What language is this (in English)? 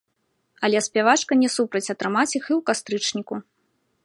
Belarusian